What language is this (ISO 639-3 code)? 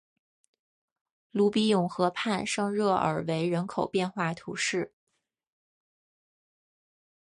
zho